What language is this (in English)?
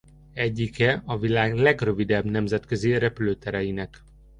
Hungarian